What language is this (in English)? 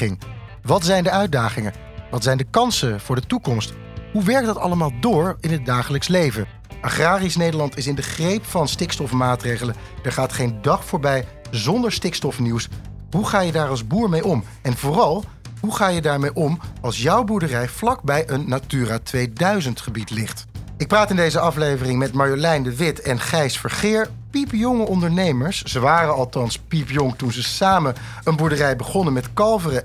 Dutch